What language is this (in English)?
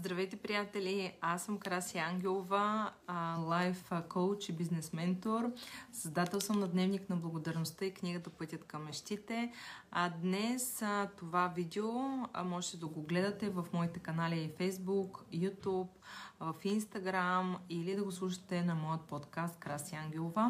Bulgarian